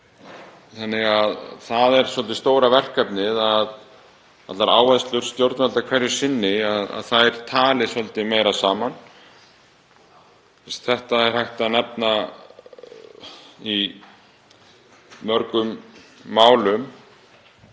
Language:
Icelandic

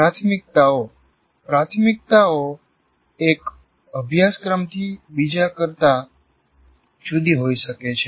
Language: Gujarati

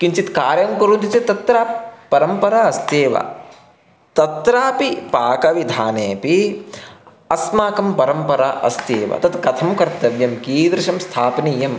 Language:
Sanskrit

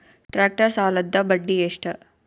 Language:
Kannada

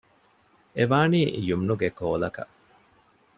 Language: Divehi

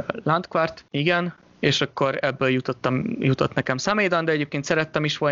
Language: Hungarian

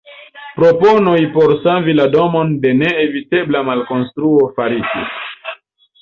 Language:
Esperanto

